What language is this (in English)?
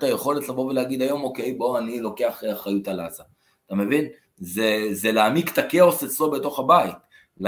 Hebrew